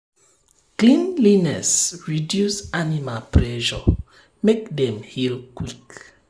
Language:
Nigerian Pidgin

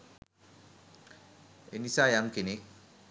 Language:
Sinhala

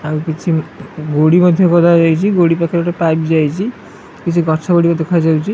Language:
Odia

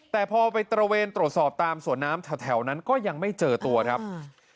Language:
Thai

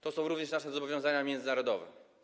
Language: Polish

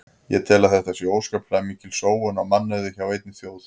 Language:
Icelandic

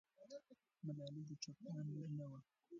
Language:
Pashto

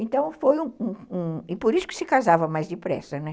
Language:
Portuguese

